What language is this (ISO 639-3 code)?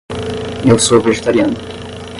por